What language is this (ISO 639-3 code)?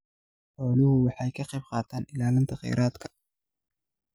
som